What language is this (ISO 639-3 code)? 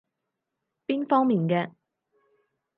yue